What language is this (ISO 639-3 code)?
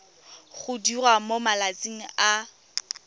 tsn